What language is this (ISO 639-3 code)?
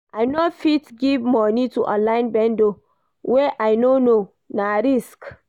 pcm